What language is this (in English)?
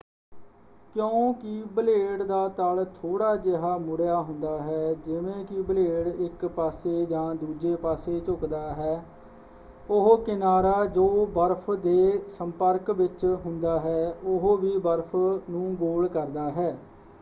Punjabi